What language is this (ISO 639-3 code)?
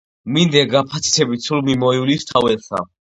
kat